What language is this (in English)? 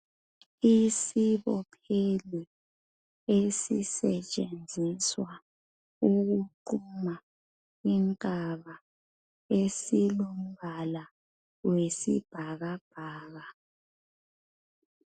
North Ndebele